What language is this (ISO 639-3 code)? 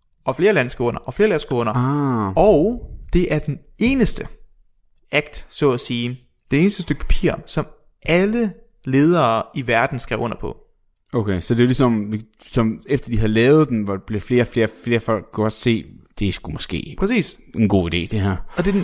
dan